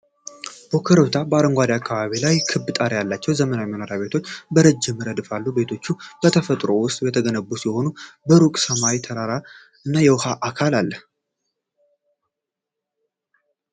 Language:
Amharic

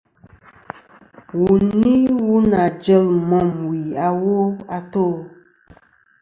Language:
Kom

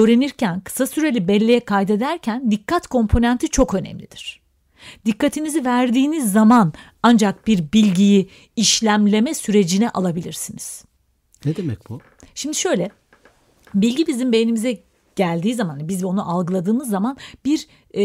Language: Turkish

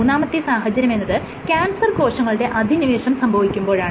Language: Malayalam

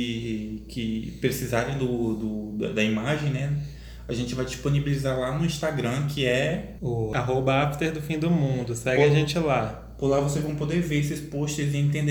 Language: Portuguese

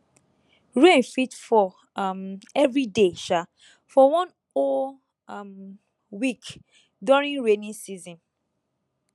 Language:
Nigerian Pidgin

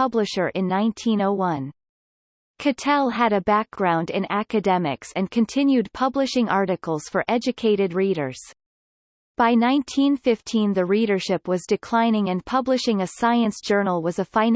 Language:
English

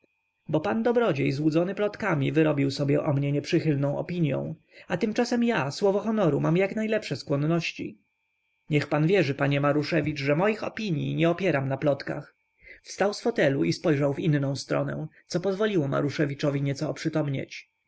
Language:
Polish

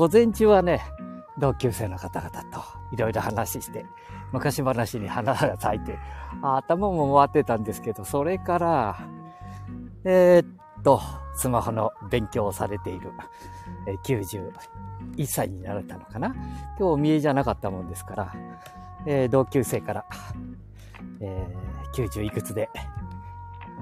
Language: Japanese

